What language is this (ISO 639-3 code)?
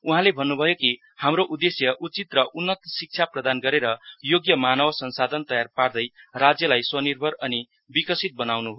nep